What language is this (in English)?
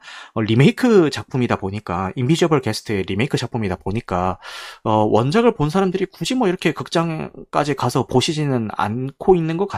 Korean